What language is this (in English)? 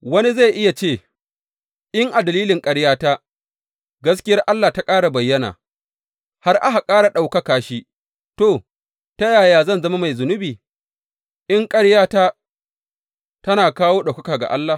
Hausa